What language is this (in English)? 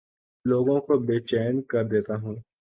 Urdu